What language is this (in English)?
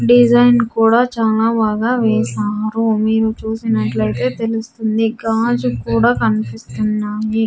Telugu